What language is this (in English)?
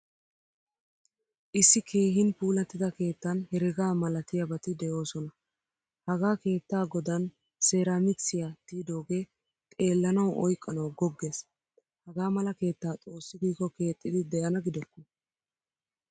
Wolaytta